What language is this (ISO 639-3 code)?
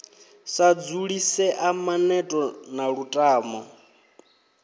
ven